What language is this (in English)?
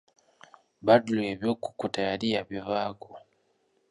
Ganda